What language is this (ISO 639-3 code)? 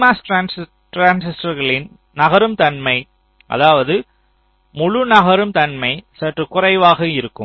tam